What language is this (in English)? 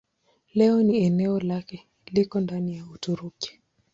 Swahili